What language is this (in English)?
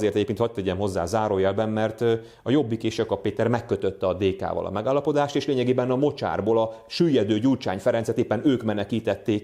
Hungarian